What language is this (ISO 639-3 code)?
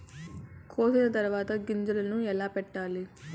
tel